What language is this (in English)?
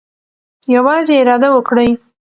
Pashto